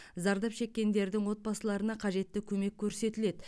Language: Kazakh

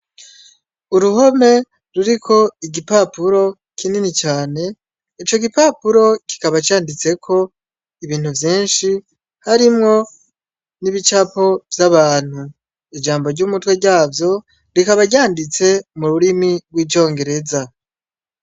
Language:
Rundi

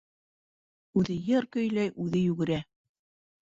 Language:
Bashkir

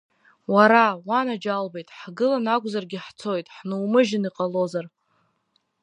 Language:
Abkhazian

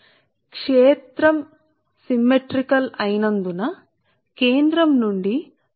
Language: Telugu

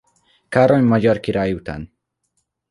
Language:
Hungarian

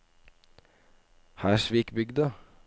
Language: Norwegian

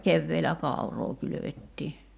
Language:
Finnish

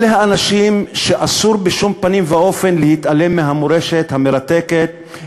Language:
Hebrew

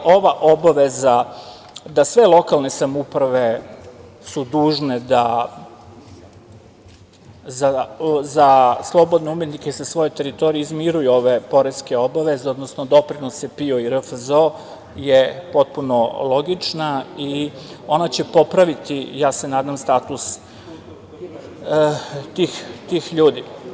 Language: Serbian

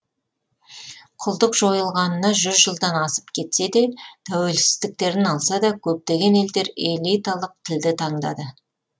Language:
Kazakh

